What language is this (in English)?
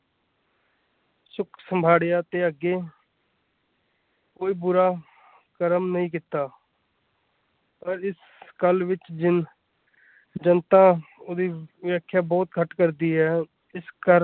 Punjabi